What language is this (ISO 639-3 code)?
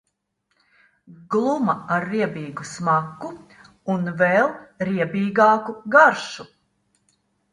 lav